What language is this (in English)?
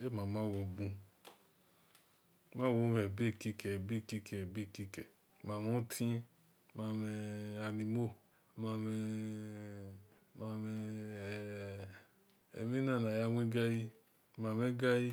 Esan